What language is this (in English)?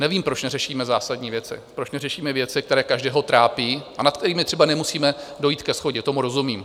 Czech